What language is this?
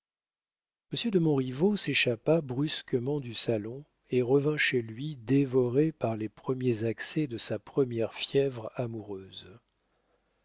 French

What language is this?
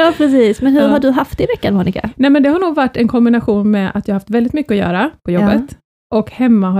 Swedish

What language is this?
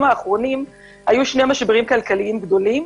Hebrew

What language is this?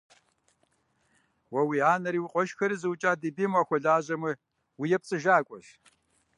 Kabardian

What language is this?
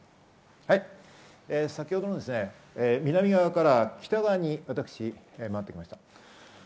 Japanese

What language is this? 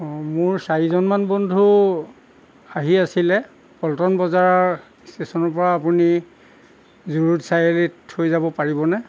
Assamese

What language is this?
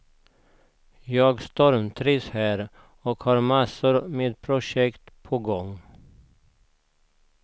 Swedish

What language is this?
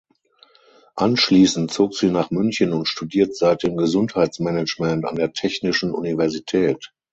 German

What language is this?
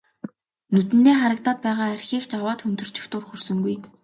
Mongolian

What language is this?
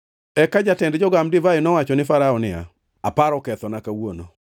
Luo (Kenya and Tanzania)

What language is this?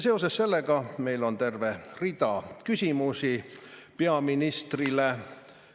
Estonian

